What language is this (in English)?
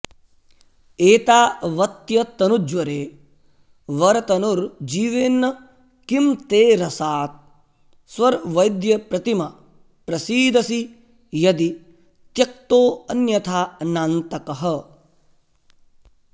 Sanskrit